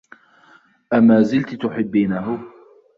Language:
Arabic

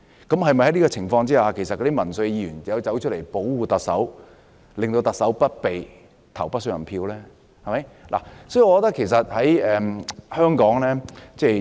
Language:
Cantonese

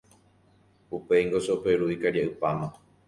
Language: Guarani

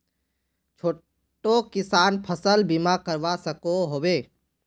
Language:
Magahi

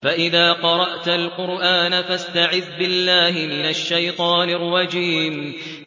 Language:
Arabic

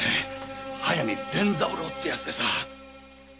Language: Japanese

